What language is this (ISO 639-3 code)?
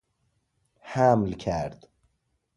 fas